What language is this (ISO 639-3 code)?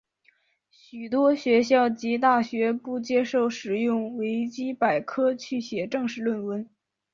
zho